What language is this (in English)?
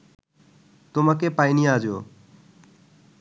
Bangla